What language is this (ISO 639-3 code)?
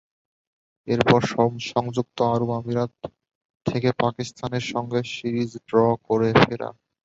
ben